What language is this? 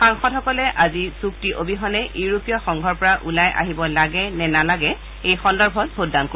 Assamese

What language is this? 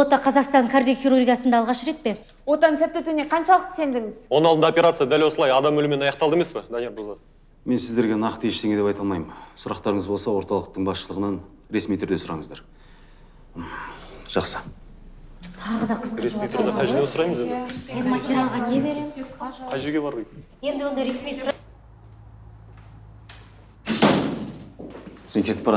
Turkish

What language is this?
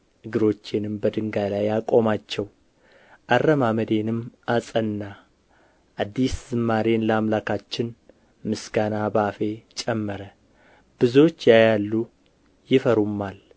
Amharic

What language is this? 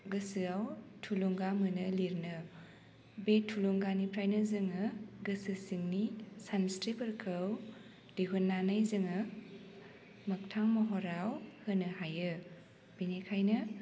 Bodo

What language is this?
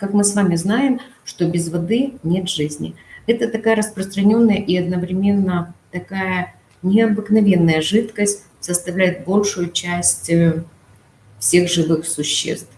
Russian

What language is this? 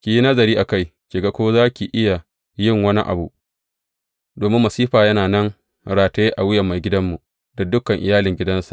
Hausa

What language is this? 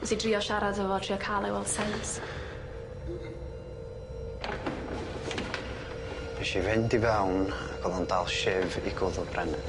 Welsh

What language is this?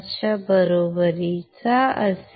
Marathi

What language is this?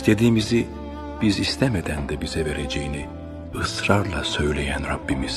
Turkish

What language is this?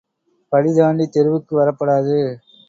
Tamil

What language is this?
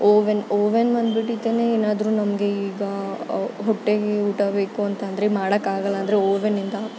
Kannada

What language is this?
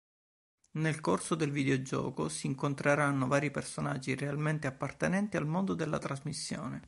Italian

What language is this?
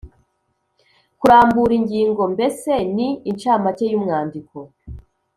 Kinyarwanda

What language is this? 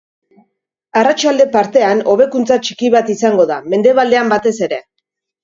Basque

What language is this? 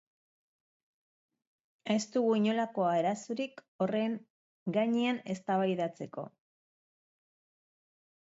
Basque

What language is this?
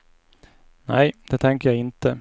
Swedish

